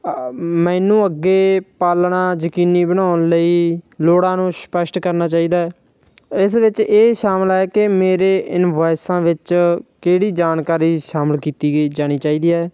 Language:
Punjabi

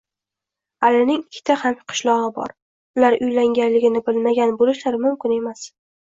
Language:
Uzbek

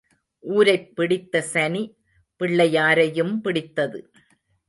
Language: Tamil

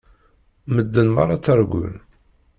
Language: Kabyle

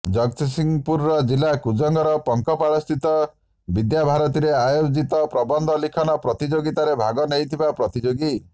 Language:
Odia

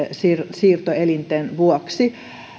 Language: Finnish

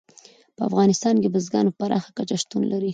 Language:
Pashto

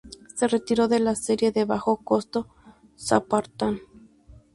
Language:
Spanish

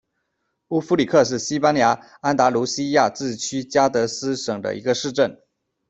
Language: Chinese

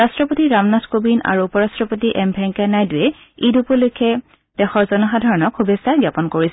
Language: Assamese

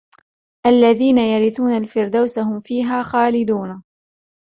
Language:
Arabic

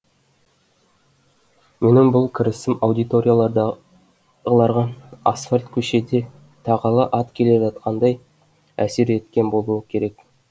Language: Kazakh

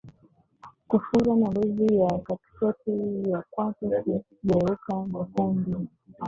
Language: Swahili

